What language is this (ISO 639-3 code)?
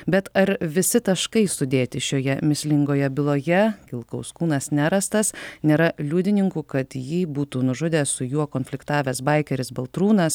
lit